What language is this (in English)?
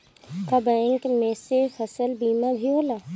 Bhojpuri